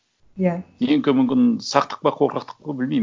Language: Kazakh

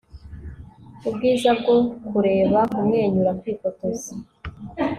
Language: Kinyarwanda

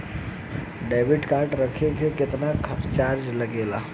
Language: Bhojpuri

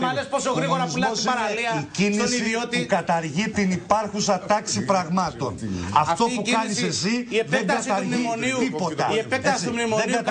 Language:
Greek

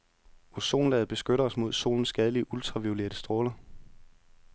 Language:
Danish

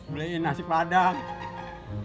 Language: Indonesian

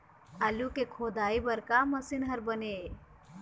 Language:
Chhattisgarhi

